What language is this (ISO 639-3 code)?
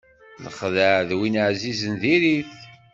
kab